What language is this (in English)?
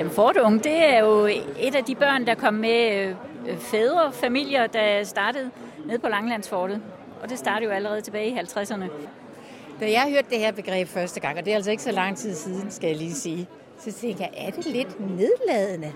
Danish